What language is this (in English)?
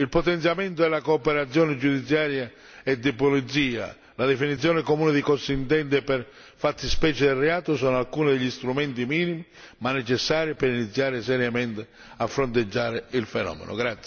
Italian